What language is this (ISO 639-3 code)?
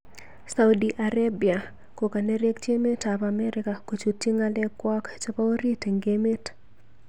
kln